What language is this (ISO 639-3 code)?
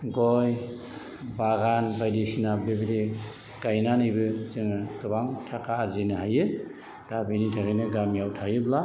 brx